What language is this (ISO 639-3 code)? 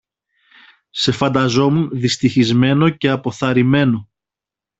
ell